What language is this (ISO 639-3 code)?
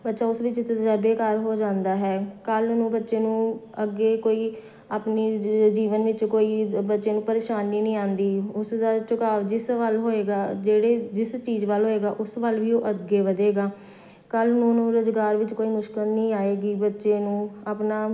pan